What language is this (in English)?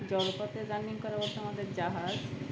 Bangla